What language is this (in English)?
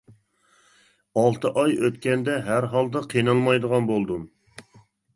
Uyghur